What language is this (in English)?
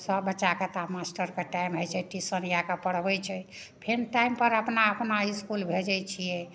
Maithili